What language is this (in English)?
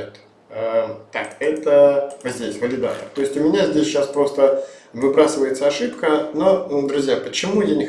Russian